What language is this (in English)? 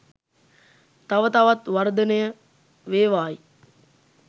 Sinhala